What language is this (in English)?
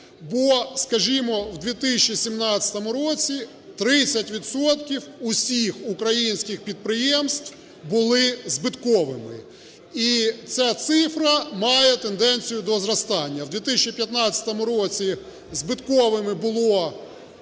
Ukrainian